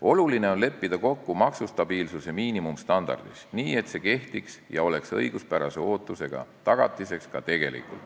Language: Estonian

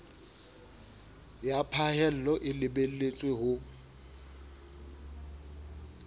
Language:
Southern Sotho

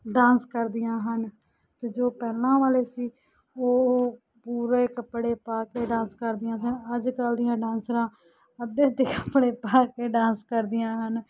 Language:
Punjabi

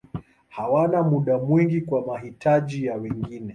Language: Swahili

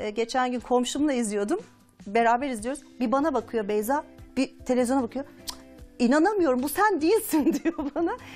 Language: Turkish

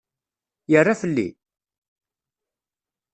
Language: Kabyle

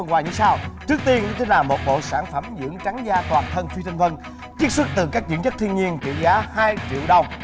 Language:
Vietnamese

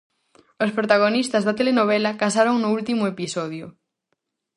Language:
Galician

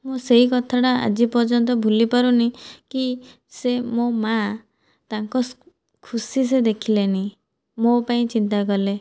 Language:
Odia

